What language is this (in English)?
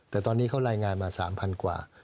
Thai